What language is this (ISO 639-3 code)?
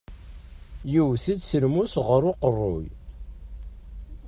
kab